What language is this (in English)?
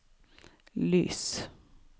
Norwegian